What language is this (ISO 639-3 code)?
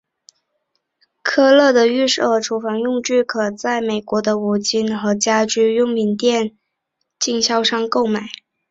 zho